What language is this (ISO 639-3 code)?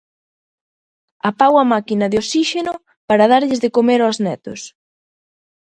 glg